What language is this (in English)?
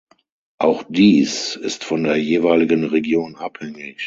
German